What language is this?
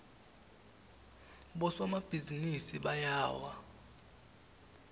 Swati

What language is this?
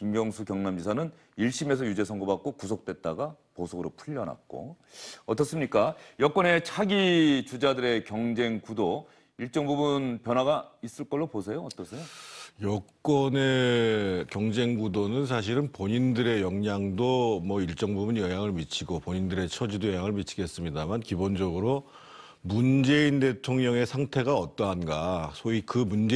Korean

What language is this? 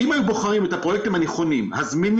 Hebrew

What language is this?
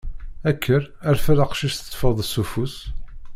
Kabyle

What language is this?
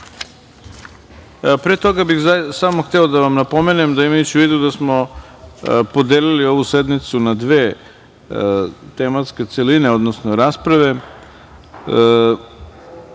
Serbian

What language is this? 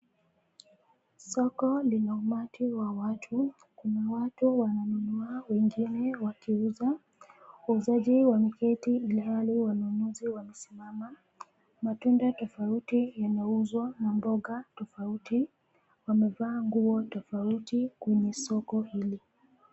Swahili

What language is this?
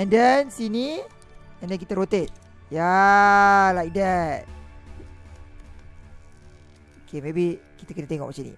Malay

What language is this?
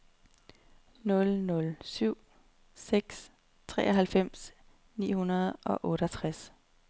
Danish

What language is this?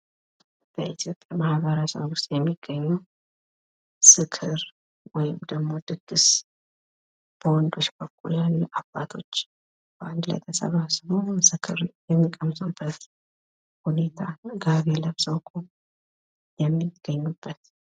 Amharic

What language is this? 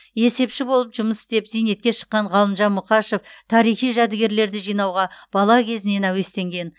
Kazakh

